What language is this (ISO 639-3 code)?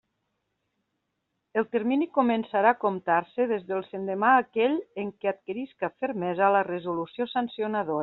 cat